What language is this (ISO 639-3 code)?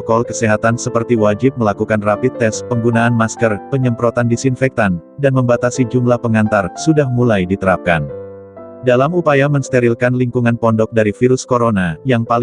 ind